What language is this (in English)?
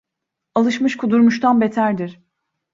Turkish